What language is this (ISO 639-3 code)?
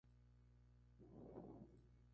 spa